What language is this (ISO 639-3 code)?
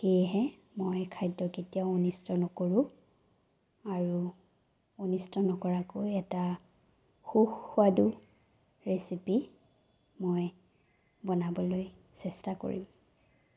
asm